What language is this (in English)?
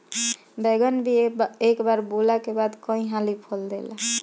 Bhojpuri